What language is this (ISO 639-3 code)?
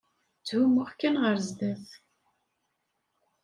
kab